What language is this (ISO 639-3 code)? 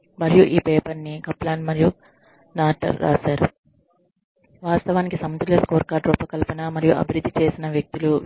tel